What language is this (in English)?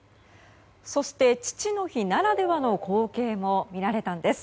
Japanese